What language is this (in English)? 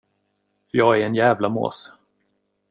Swedish